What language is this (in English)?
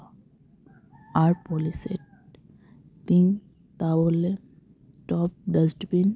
Santali